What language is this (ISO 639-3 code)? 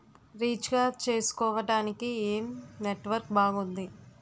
tel